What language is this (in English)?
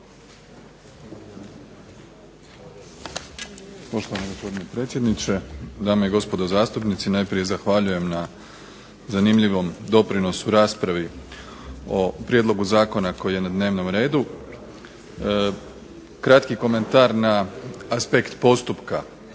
Croatian